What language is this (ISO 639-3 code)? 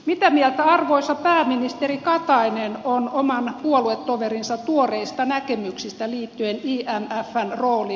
fin